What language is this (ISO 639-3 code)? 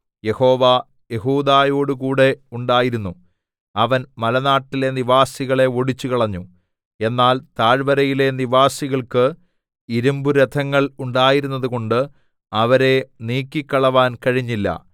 mal